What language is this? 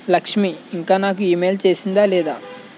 Telugu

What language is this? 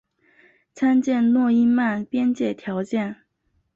Chinese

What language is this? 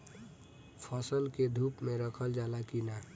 Bhojpuri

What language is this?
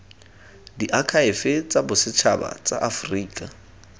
Tswana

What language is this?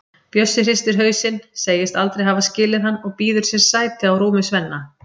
Icelandic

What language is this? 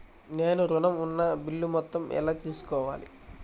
Telugu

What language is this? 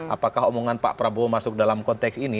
Indonesian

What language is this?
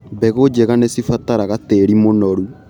Kikuyu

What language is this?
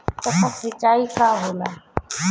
Bhojpuri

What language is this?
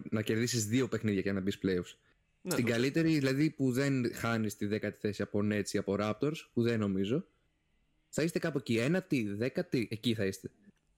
Greek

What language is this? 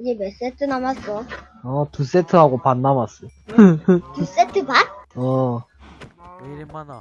Korean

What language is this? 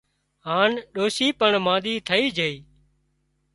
Wadiyara Koli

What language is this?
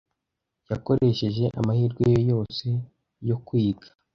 Kinyarwanda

